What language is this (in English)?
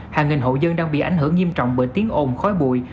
Vietnamese